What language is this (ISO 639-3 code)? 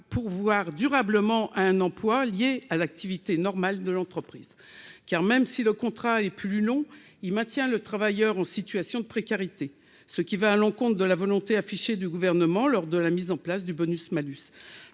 fra